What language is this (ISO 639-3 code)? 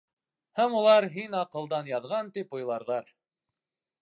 bak